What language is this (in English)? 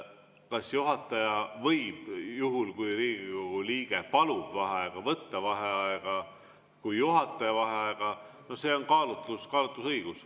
Estonian